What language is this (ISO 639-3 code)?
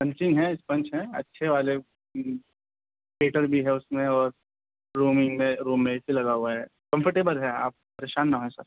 urd